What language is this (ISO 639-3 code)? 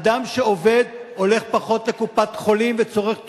heb